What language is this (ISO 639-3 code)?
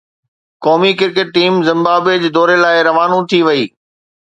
snd